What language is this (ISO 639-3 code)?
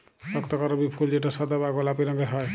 ben